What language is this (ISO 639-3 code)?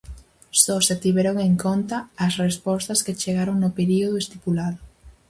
glg